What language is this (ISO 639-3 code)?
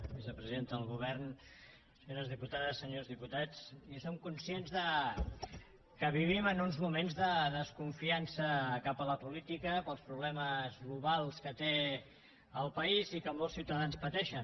cat